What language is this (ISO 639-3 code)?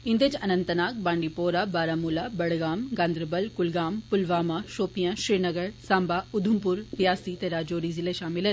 doi